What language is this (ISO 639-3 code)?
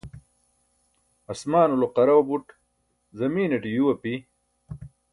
bsk